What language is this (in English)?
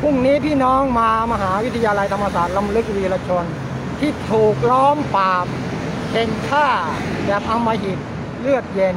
Thai